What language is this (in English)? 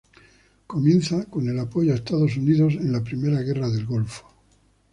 Spanish